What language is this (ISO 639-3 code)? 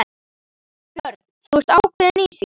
isl